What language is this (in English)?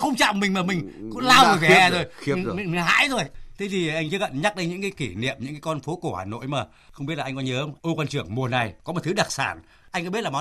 Vietnamese